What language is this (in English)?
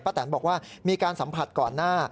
Thai